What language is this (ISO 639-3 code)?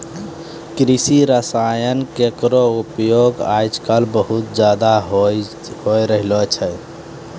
mai